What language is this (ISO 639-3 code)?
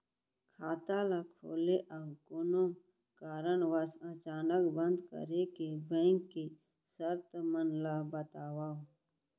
hne